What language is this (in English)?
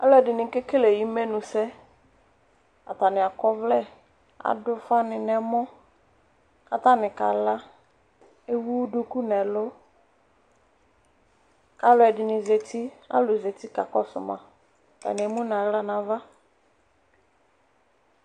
Ikposo